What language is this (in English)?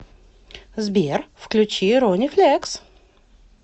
Russian